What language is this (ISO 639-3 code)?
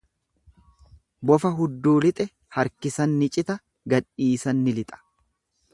orm